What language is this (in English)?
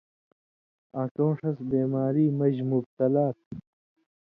Indus Kohistani